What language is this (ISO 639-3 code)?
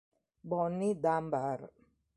ita